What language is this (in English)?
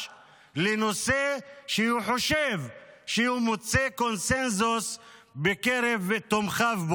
Hebrew